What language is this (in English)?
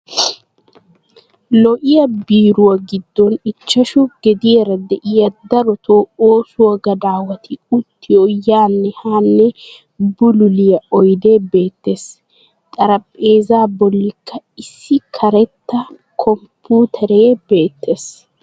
Wolaytta